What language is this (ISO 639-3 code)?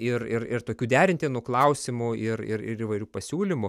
lit